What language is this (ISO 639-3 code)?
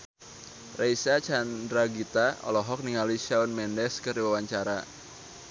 sun